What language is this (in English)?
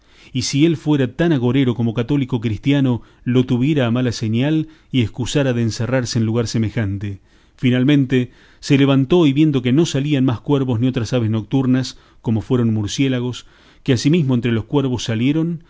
Spanish